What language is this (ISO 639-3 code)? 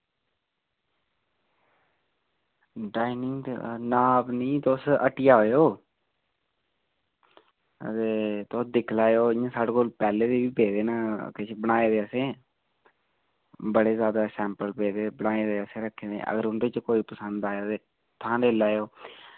doi